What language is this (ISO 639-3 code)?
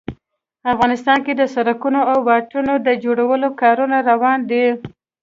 pus